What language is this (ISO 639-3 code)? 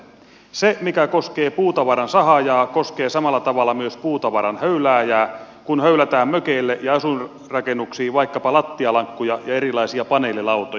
fin